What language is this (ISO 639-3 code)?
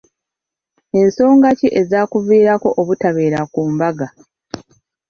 lug